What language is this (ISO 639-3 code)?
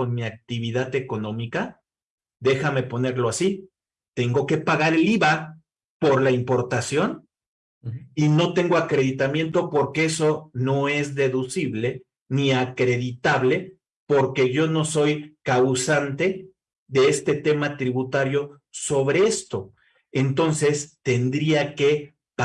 spa